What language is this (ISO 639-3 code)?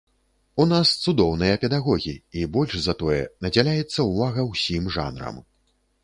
bel